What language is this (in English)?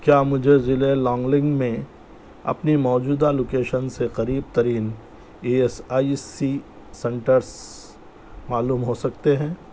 Urdu